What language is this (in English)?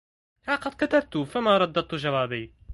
Arabic